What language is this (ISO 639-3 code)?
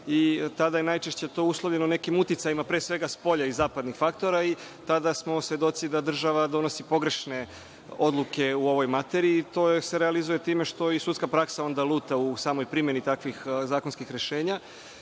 srp